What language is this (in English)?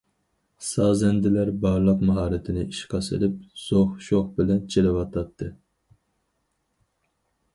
Uyghur